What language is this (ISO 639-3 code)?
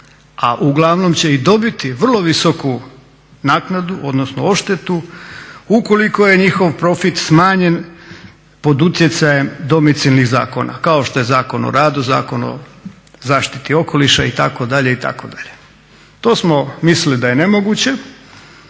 hrv